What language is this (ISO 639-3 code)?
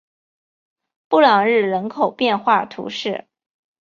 zho